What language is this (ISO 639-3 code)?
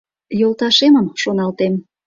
chm